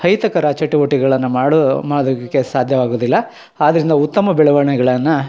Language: Kannada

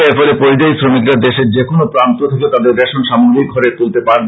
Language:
Bangla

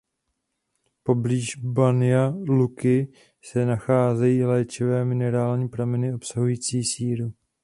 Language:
Czech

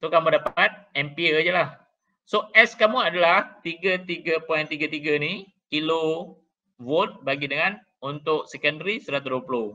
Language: Malay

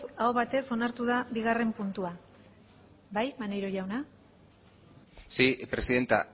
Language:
Basque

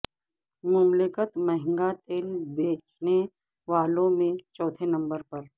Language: Urdu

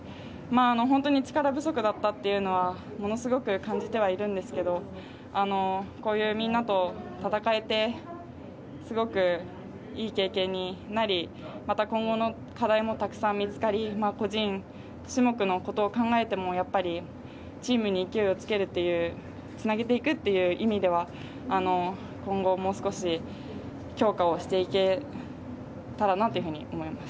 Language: Japanese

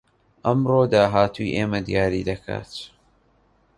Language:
Central Kurdish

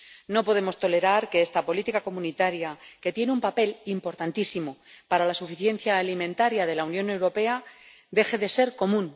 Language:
Spanish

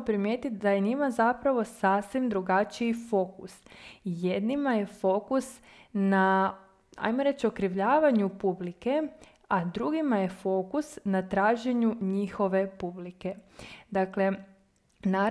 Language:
Croatian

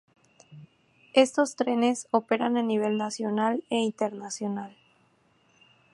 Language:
Spanish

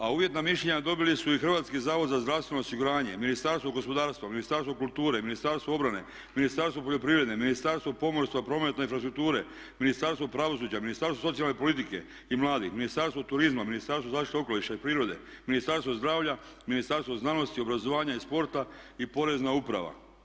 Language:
Croatian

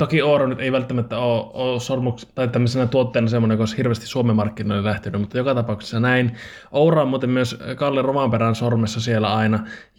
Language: Finnish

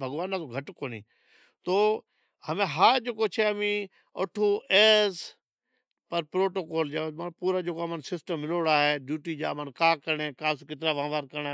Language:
Od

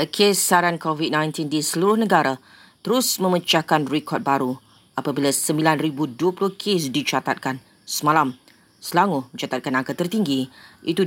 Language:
Malay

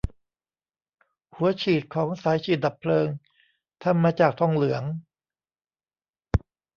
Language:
Thai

